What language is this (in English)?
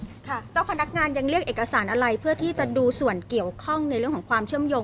Thai